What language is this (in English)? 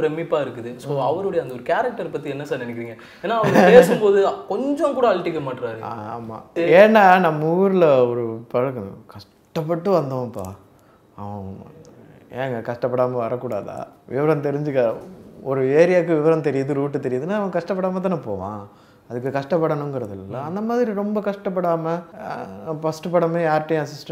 Tamil